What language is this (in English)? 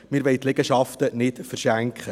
Swiss German